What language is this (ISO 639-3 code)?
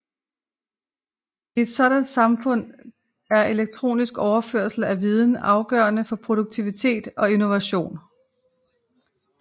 dan